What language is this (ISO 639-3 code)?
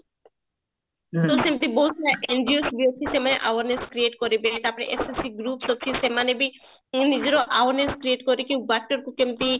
ori